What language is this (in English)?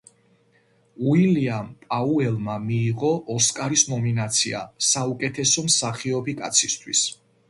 Georgian